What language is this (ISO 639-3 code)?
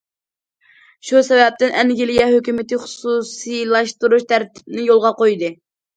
uig